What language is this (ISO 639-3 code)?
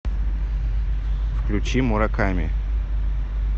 rus